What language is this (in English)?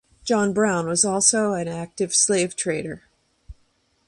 English